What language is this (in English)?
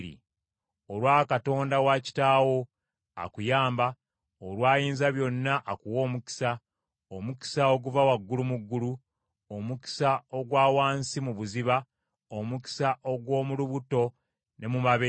Ganda